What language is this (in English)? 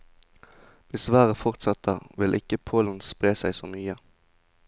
Norwegian